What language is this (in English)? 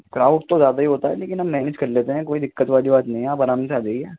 Urdu